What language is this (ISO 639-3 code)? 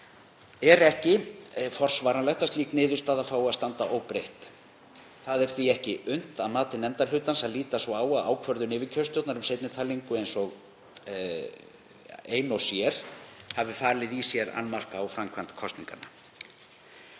isl